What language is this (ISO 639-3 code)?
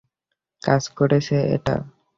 ben